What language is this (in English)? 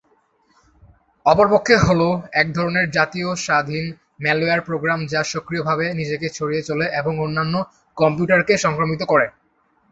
Bangla